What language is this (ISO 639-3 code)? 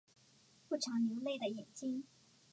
zho